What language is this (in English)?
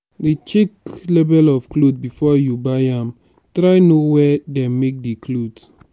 Nigerian Pidgin